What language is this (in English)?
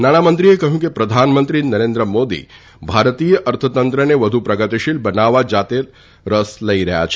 Gujarati